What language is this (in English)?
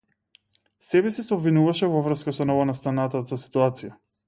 Macedonian